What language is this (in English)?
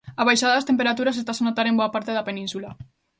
Galician